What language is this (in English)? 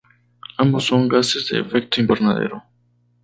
Spanish